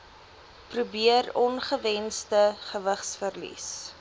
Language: Afrikaans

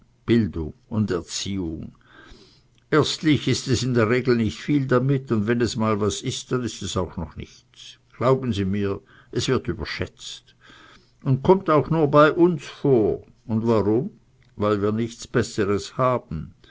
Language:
German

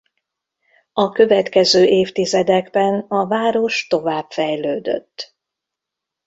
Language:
Hungarian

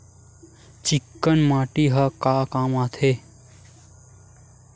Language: Chhattisgarhi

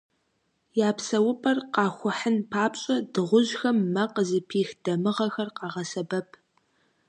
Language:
Kabardian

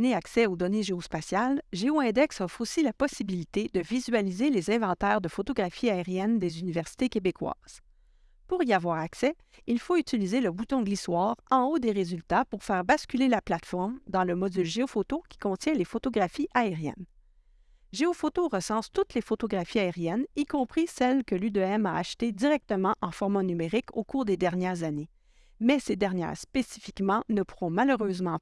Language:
French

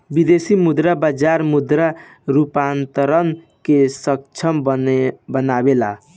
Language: Bhojpuri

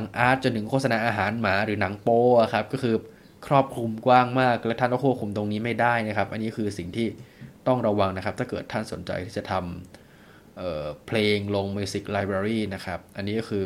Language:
Thai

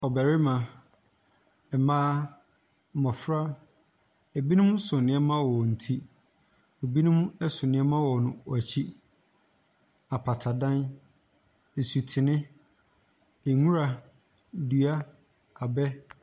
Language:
Akan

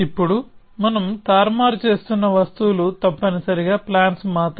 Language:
Telugu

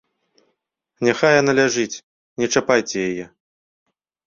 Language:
Belarusian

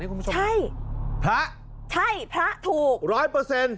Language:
Thai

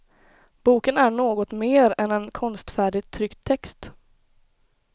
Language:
Swedish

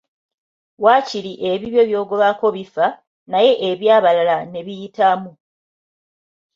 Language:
Ganda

